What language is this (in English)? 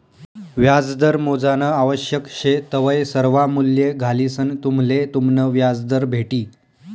Marathi